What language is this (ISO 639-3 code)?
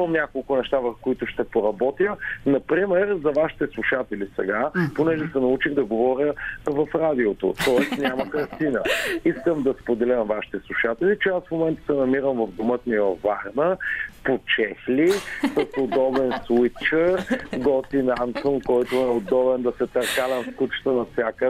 bul